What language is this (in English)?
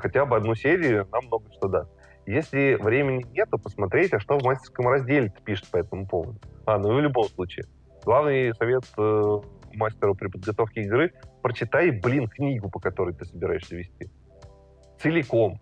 Russian